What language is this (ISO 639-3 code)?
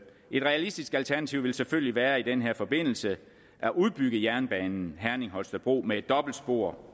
dan